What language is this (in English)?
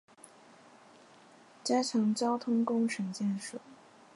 Chinese